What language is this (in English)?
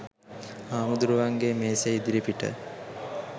Sinhala